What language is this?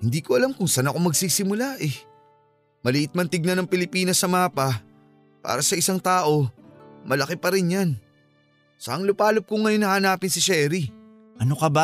Filipino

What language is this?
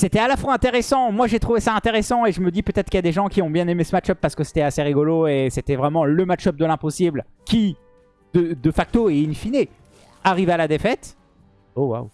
French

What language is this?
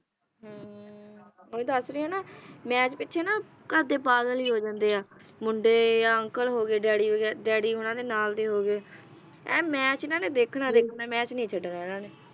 Punjabi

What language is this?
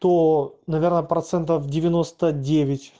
Russian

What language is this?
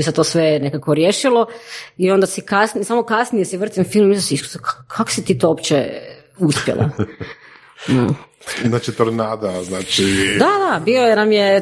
Croatian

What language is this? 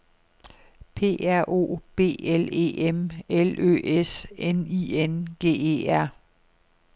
Danish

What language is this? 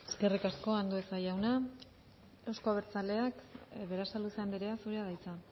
Basque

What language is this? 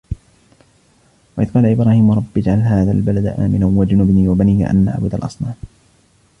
Arabic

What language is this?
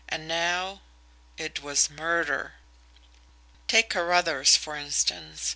English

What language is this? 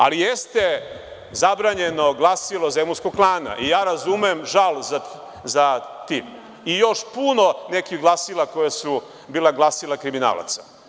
Serbian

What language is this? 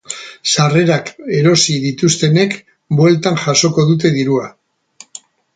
Basque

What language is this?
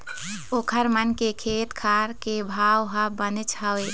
Chhattisgarhi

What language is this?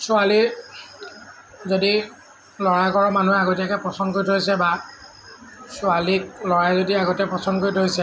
Assamese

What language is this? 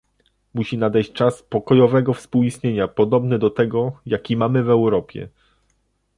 Polish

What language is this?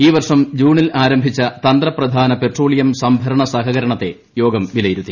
Malayalam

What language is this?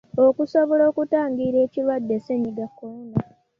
Ganda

